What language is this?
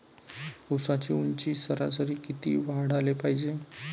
Marathi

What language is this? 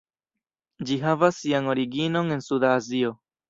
Esperanto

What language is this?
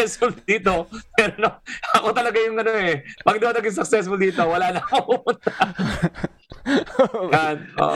Filipino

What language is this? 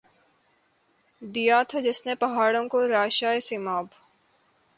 Urdu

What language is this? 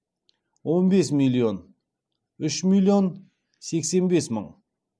Kazakh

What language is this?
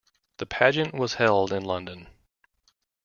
English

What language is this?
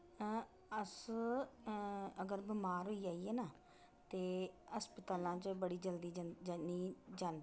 Dogri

